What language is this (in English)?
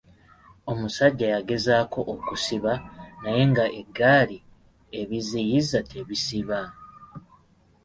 Ganda